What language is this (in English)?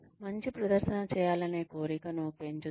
Telugu